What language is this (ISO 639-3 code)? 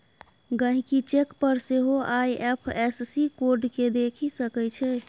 mai